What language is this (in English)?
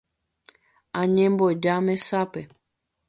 Guarani